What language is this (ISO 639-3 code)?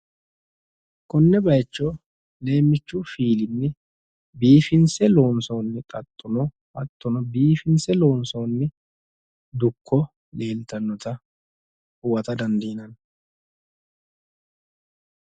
sid